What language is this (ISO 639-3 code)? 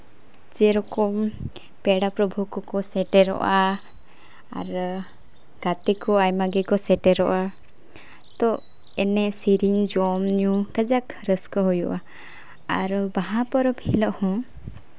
sat